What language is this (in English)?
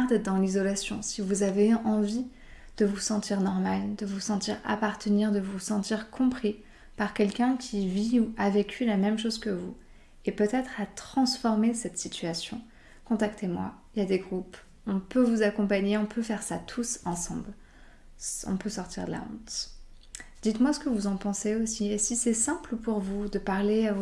French